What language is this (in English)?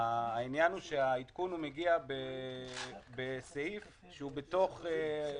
Hebrew